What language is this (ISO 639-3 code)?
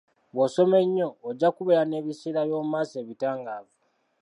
lug